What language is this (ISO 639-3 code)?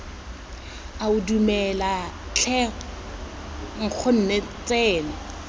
tsn